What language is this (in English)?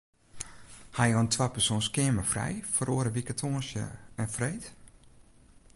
Western Frisian